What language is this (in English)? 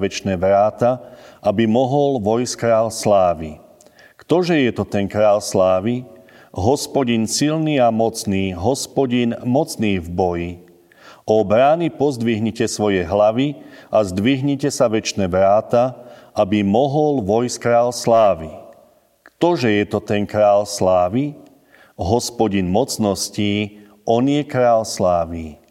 Slovak